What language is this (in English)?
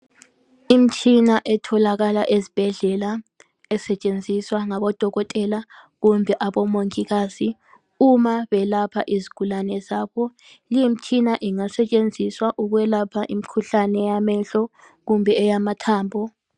North Ndebele